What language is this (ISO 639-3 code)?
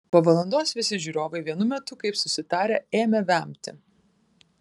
lit